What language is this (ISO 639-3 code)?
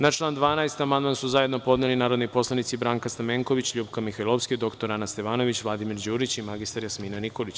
srp